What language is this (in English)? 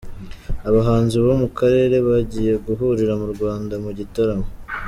Kinyarwanda